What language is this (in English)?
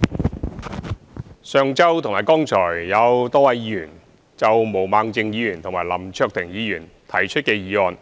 Cantonese